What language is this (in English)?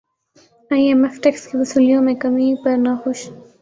Urdu